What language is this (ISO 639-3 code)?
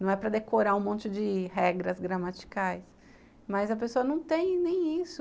por